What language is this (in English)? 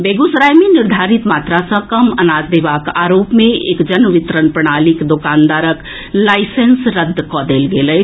Maithili